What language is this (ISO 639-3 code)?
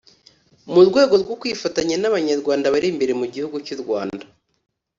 kin